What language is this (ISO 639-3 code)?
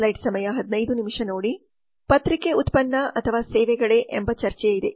kan